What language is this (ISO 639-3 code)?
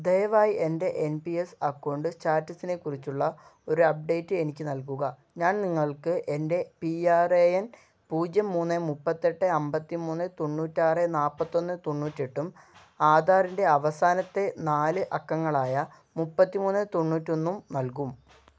mal